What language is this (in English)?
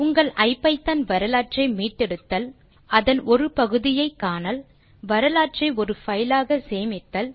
Tamil